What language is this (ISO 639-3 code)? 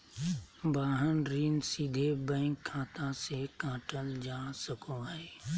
mag